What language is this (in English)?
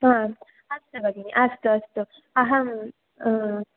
Sanskrit